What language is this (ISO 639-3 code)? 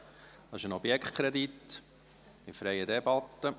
gsw